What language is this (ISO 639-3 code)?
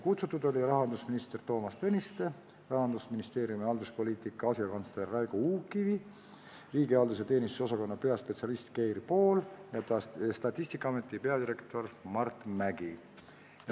est